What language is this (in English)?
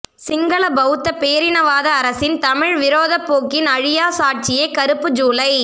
Tamil